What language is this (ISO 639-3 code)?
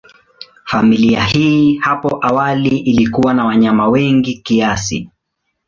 swa